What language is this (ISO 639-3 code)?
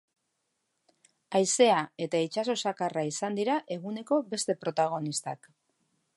eus